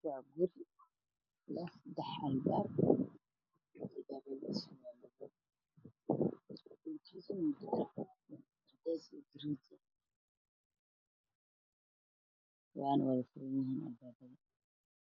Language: Somali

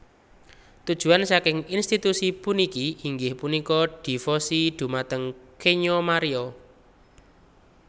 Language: Javanese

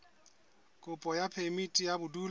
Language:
Southern Sotho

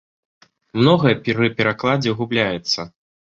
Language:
Belarusian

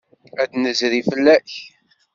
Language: Kabyle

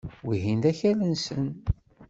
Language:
Kabyle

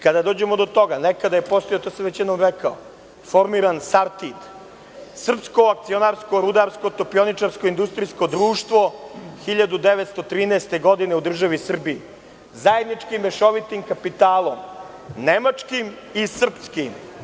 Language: Serbian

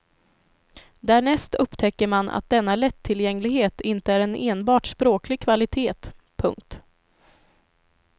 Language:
Swedish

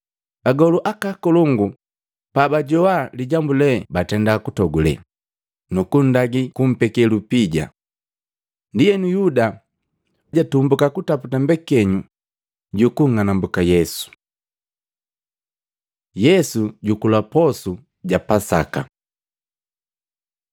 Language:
Matengo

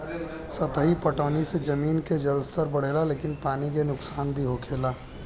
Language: Bhojpuri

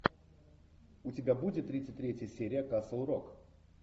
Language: Russian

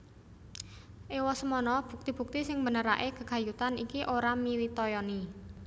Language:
Javanese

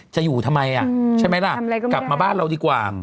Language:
Thai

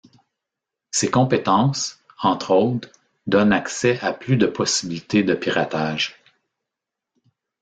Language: French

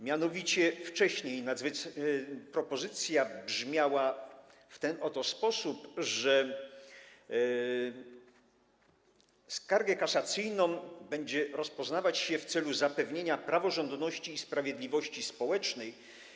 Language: Polish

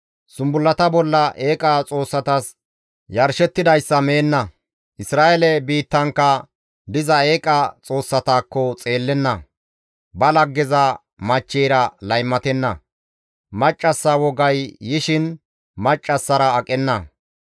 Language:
Gamo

